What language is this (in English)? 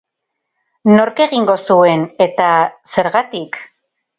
Basque